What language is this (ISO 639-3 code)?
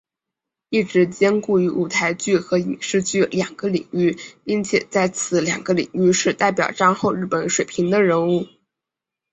zho